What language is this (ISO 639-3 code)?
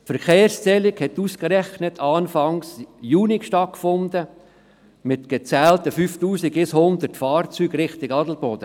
gsw